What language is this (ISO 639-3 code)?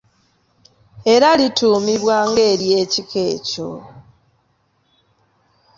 lug